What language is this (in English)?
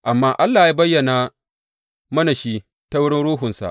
Hausa